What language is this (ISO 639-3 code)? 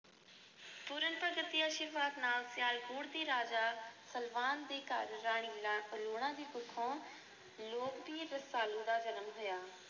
pan